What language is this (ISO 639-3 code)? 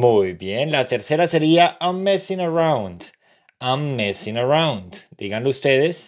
spa